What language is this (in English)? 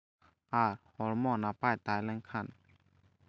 Santali